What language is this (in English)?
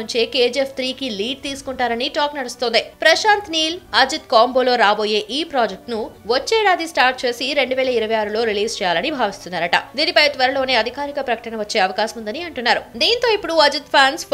Telugu